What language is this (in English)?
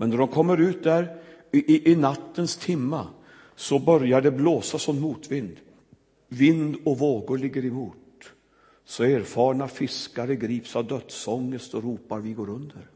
Swedish